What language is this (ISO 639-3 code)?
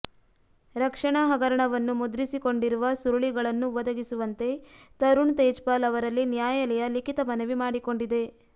kan